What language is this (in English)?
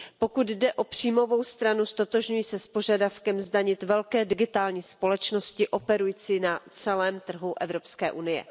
Czech